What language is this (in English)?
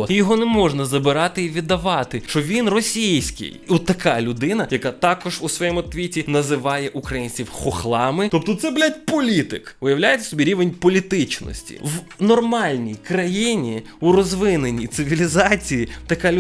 Ukrainian